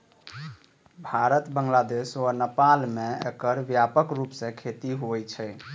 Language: Maithili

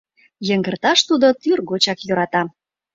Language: Mari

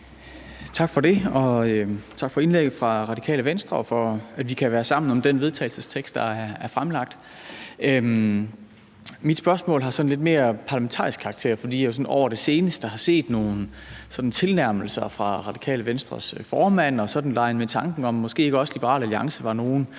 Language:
Danish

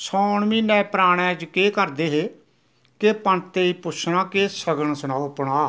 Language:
Dogri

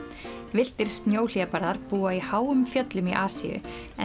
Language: Icelandic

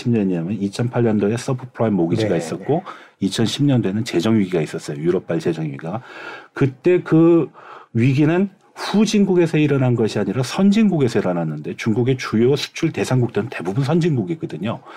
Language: Korean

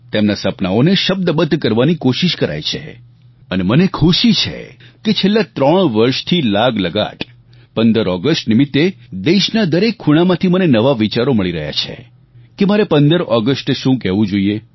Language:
Gujarati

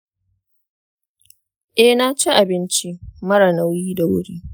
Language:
Hausa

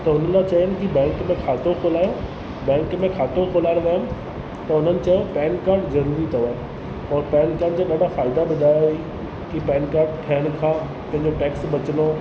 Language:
Sindhi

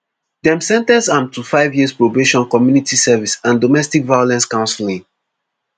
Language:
Nigerian Pidgin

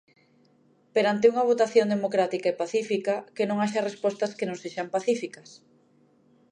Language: Galician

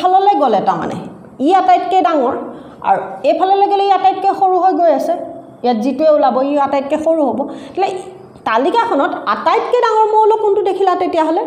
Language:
English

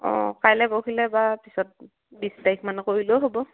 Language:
Assamese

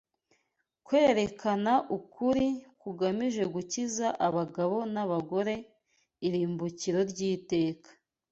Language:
Kinyarwanda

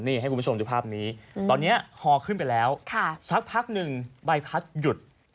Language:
Thai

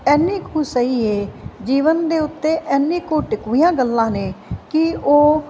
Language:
Punjabi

